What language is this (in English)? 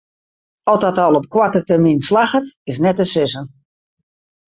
Western Frisian